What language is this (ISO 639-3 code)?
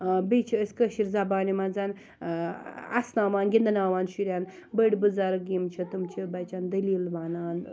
kas